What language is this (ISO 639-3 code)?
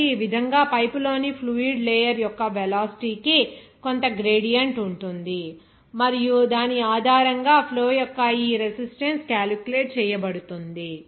tel